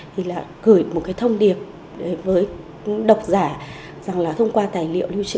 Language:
Vietnamese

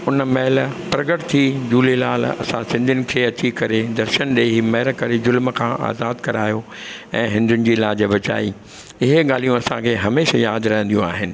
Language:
Sindhi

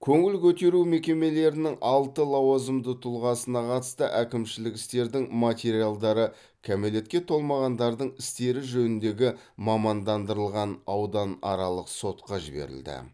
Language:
Kazakh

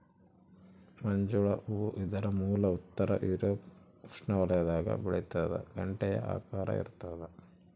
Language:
Kannada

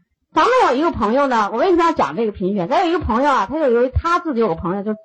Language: Chinese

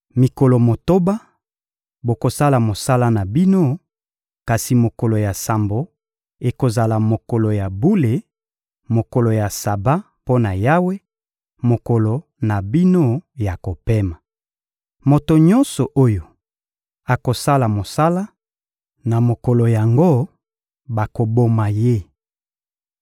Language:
Lingala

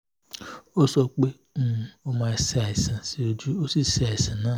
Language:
Yoruba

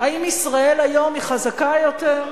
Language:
Hebrew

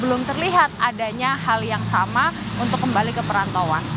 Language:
Indonesian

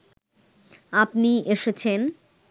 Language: Bangla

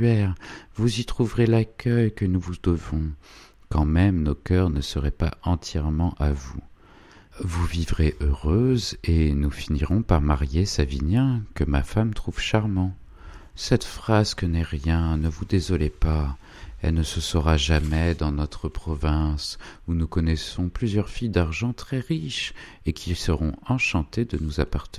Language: French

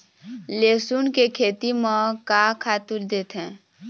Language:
Chhattisgarhi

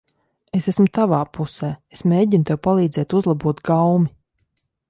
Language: Latvian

